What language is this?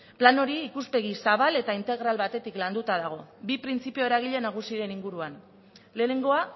Basque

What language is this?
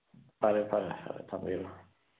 Manipuri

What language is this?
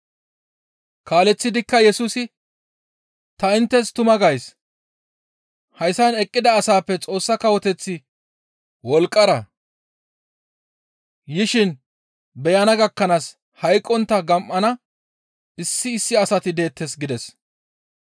Gamo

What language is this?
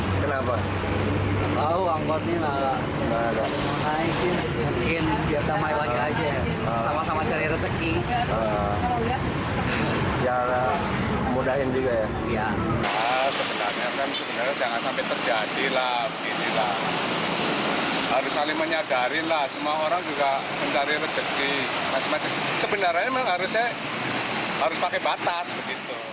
Indonesian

